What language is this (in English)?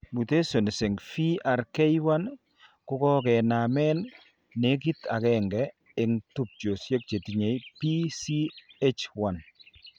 Kalenjin